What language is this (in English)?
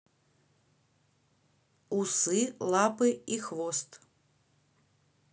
Russian